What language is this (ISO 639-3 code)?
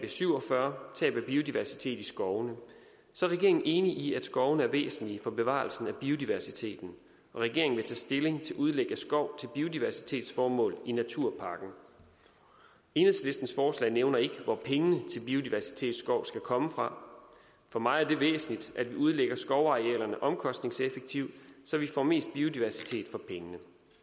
dan